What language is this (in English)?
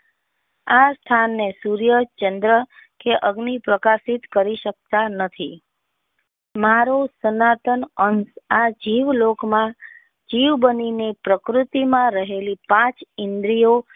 Gujarati